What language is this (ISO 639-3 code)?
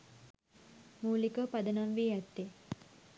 sin